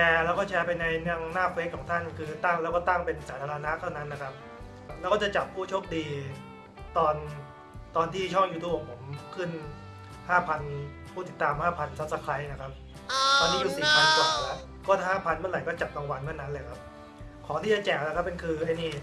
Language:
Thai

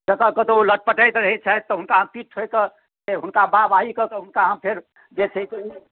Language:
Maithili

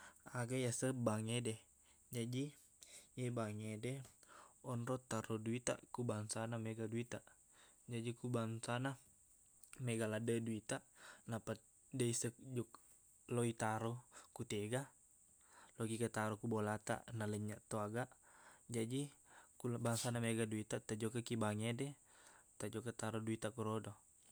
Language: Buginese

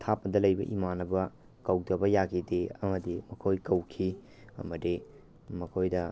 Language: Manipuri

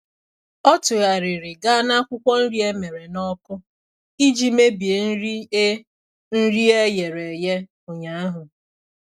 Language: Igbo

